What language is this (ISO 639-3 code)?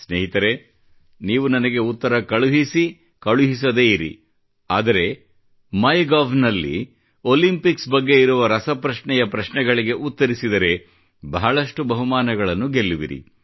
kan